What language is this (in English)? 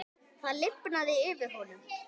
Icelandic